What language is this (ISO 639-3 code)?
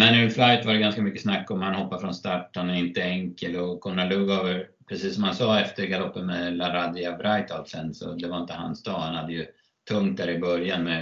swe